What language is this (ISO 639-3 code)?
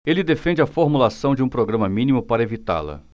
por